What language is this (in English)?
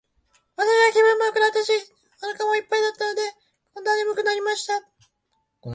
Japanese